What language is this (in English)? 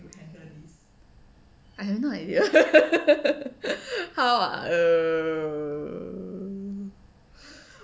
English